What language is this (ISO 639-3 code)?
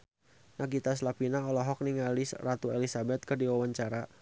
sun